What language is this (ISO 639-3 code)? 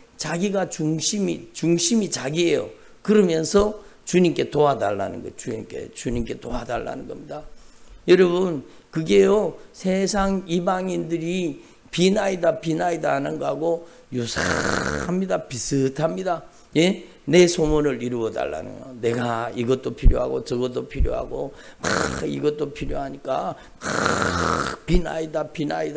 kor